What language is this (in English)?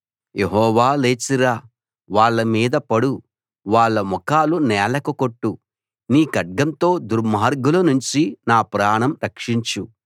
Telugu